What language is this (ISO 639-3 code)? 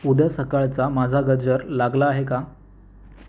mar